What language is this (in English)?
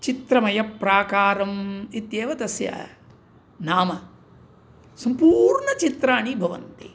Sanskrit